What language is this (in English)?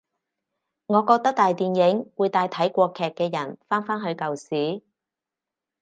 Cantonese